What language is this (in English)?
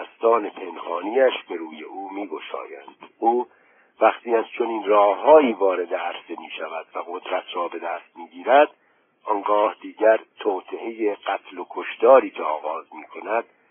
Persian